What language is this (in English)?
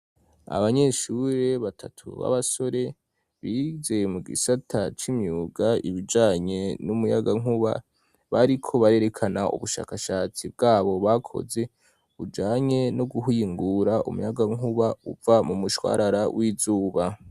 Rundi